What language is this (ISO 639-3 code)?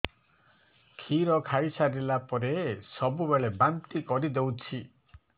ori